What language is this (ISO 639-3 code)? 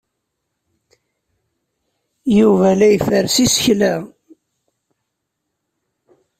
kab